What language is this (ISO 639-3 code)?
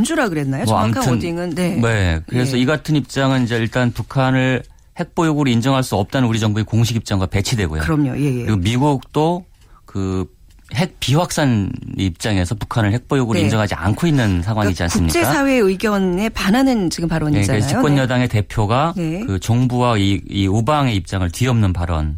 kor